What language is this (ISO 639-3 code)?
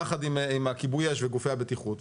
heb